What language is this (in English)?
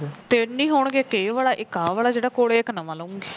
Punjabi